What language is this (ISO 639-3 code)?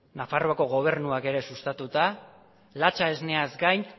eus